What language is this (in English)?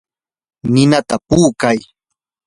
Yanahuanca Pasco Quechua